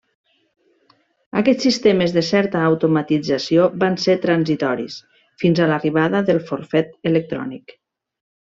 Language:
Catalan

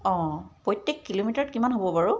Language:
Assamese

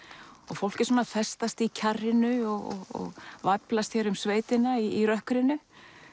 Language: Icelandic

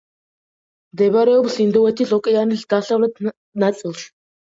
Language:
Georgian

